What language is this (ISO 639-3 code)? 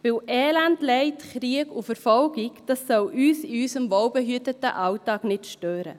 gsw